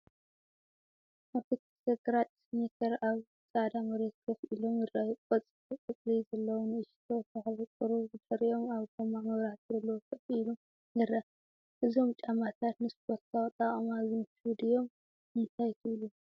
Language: Tigrinya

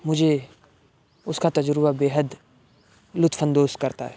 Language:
Urdu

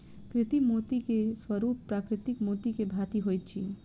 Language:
Maithili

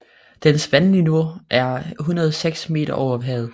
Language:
Danish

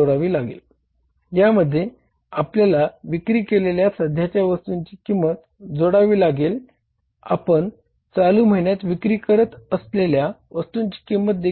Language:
Marathi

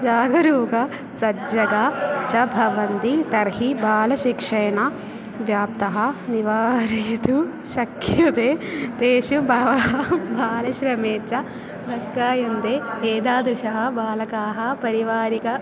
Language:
Sanskrit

